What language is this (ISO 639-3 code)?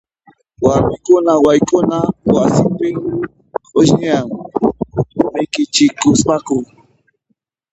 qxp